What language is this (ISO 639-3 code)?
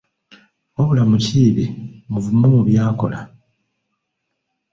lug